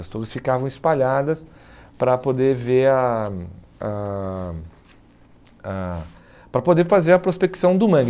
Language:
Portuguese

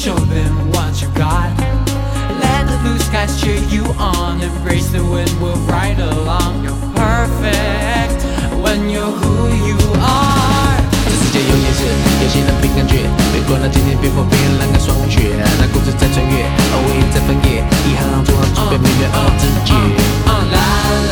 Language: Chinese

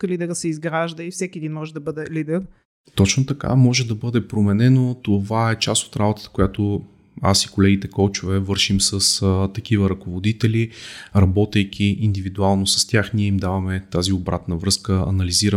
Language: Bulgarian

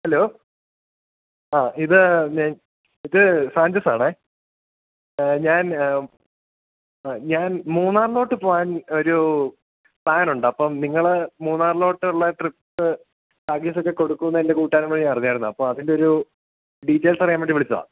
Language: Malayalam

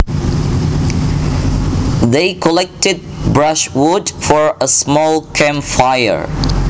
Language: Javanese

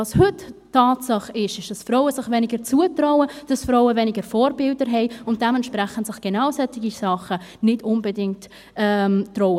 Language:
Swiss German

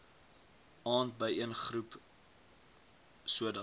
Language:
Afrikaans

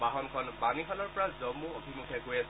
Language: Assamese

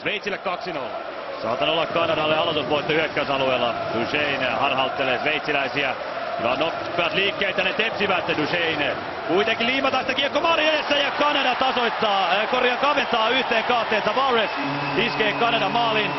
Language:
Finnish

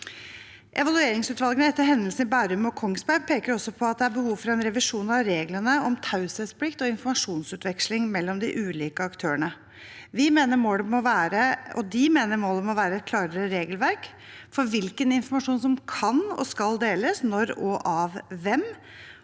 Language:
Norwegian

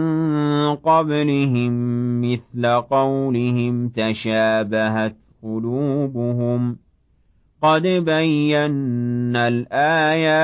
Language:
Arabic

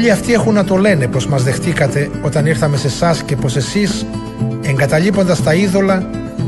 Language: Greek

